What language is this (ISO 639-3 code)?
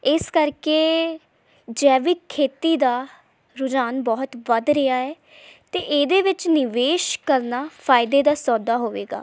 pan